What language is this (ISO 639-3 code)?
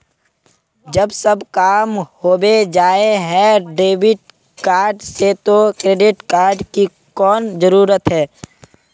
mag